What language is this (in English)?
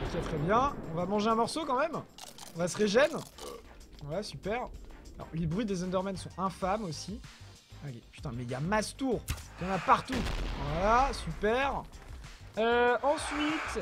French